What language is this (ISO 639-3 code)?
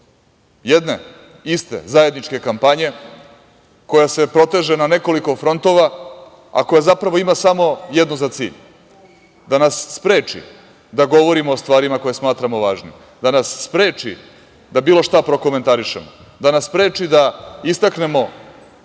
srp